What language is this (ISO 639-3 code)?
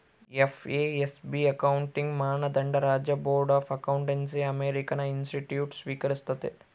kan